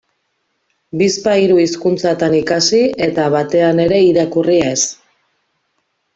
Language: Basque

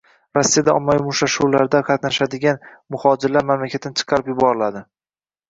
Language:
Uzbek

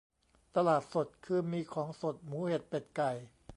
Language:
Thai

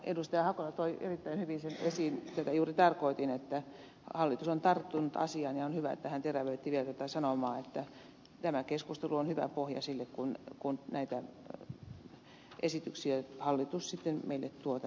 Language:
Finnish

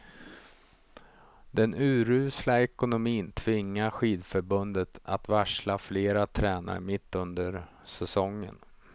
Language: Swedish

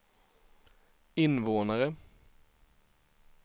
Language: Swedish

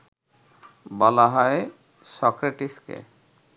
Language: Bangla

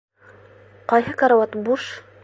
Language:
Bashkir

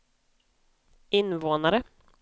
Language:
Swedish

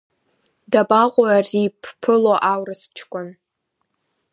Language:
Abkhazian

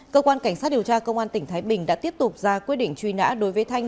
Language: Vietnamese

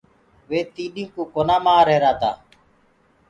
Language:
Gurgula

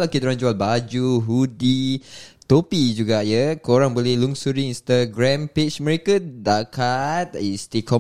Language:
Malay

